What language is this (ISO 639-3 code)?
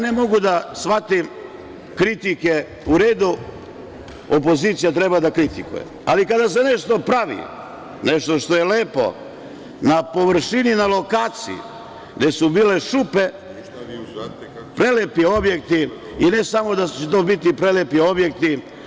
srp